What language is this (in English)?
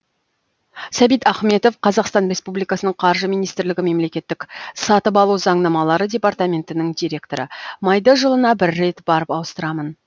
Kazakh